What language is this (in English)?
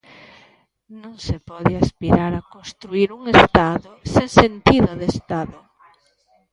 Galician